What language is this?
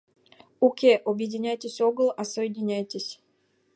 Mari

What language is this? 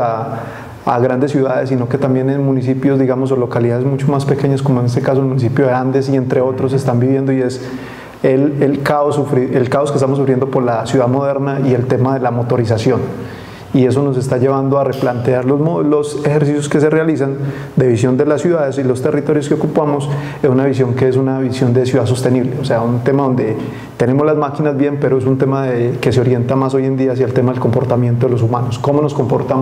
Spanish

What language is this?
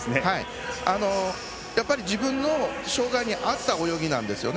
Japanese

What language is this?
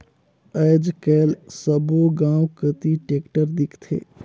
Chhattisgarhi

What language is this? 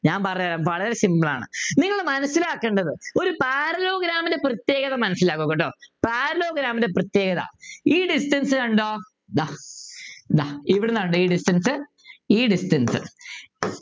Malayalam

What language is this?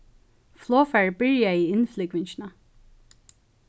Faroese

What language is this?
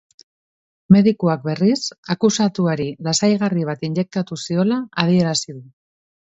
Basque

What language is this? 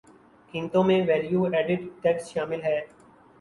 Urdu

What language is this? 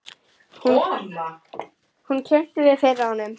Icelandic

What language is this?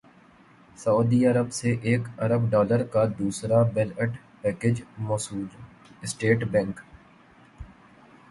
Urdu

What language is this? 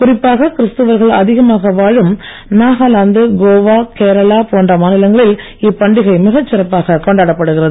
Tamil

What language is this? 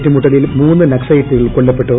Malayalam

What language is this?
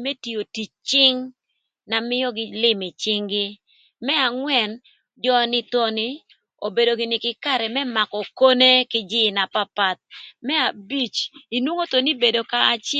Thur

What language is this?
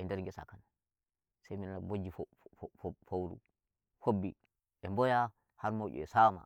Nigerian Fulfulde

